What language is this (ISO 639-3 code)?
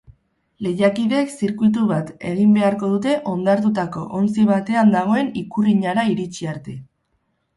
eus